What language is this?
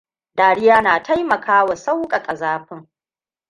Hausa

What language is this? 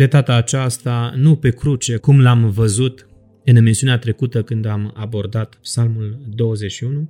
Romanian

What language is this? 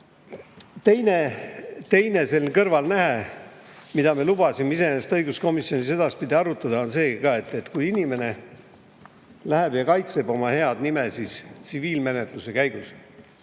Estonian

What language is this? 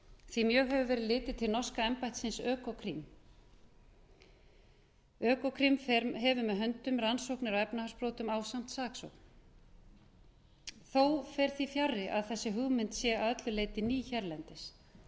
Icelandic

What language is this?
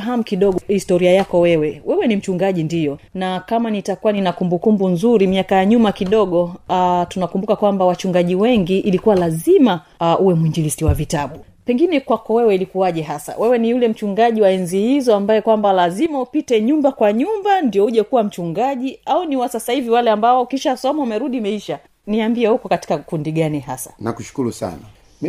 Swahili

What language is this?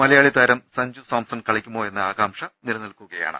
Malayalam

